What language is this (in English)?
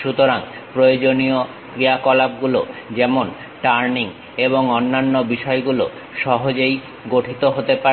Bangla